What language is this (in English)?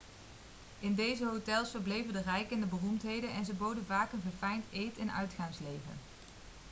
Dutch